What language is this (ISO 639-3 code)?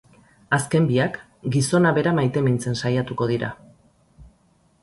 eus